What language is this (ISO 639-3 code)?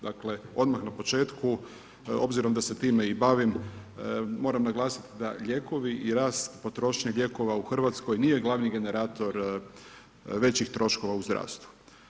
hrv